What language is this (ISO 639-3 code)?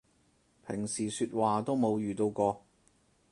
yue